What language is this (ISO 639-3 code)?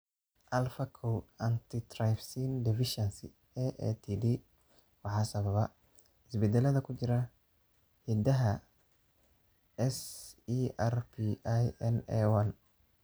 som